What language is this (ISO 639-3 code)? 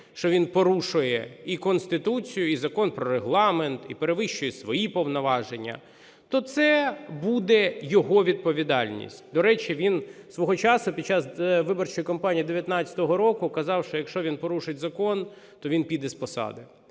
ukr